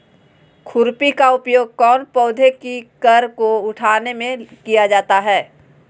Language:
Magahi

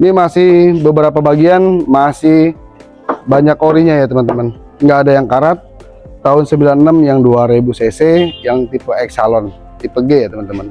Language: Indonesian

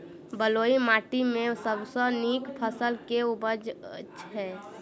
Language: Maithili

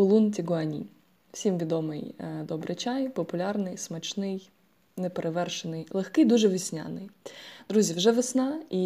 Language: Ukrainian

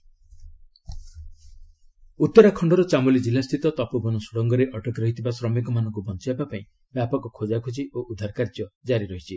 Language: Odia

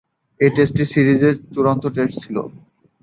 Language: Bangla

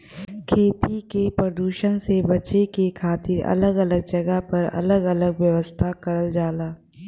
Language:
Bhojpuri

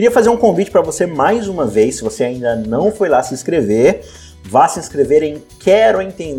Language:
Portuguese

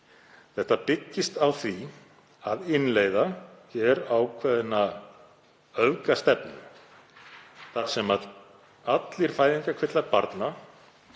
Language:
Icelandic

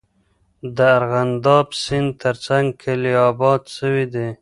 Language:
Pashto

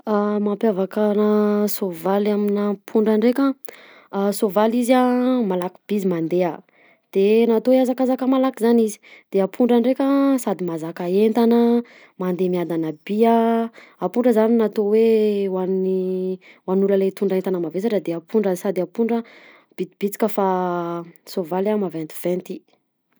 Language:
Southern Betsimisaraka Malagasy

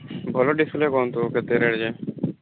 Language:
Odia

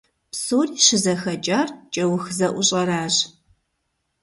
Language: Kabardian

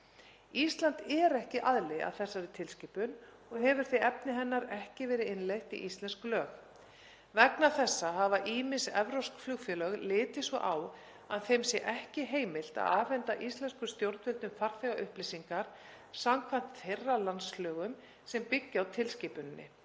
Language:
Icelandic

